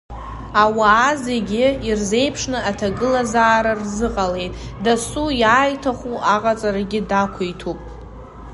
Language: Abkhazian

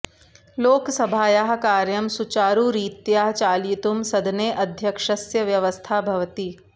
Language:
Sanskrit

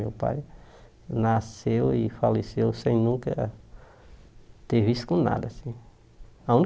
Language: Portuguese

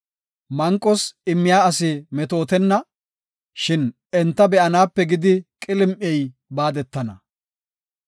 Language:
Gofa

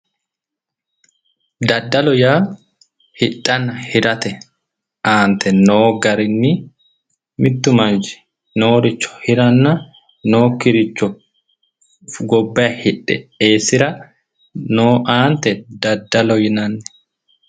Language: Sidamo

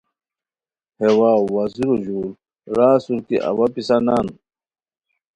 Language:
Khowar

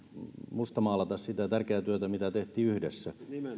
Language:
Finnish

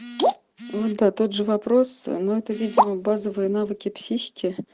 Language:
Russian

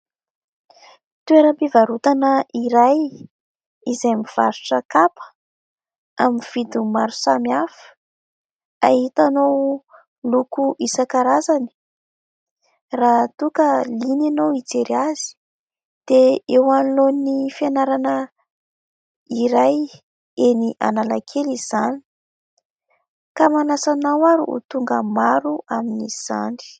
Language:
Malagasy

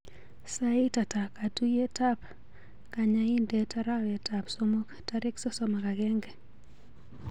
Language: Kalenjin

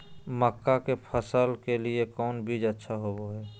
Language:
Magahi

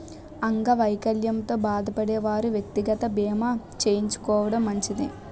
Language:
Telugu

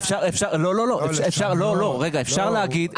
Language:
Hebrew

